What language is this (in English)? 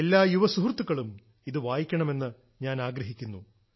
Malayalam